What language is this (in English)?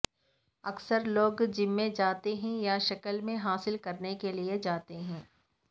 Urdu